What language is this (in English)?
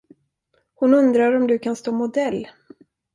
Swedish